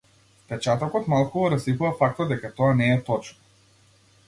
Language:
Macedonian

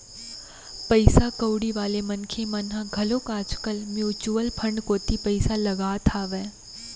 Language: Chhattisgarhi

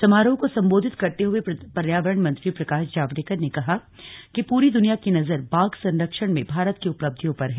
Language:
Hindi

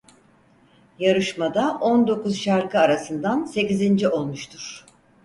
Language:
Turkish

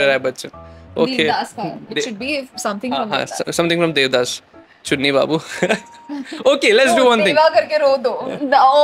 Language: Hindi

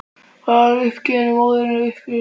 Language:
Icelandic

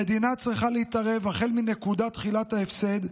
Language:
Hebrew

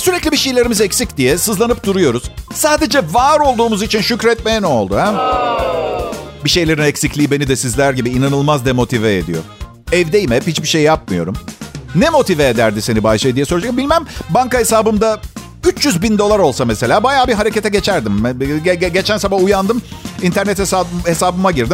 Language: Turkish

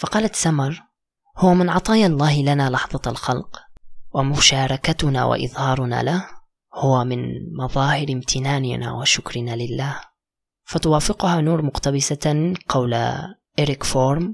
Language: Arabic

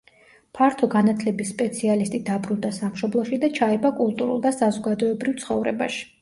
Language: Georgian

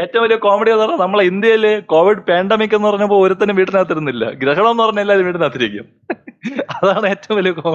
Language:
Malayalam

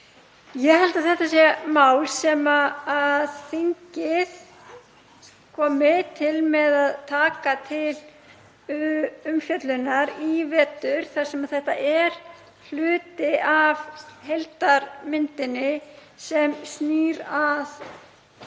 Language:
Icelandic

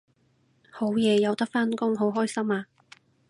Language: Cantonese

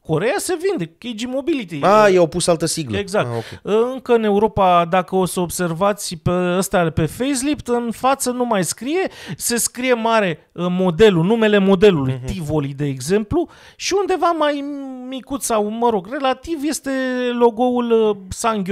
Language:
Romanian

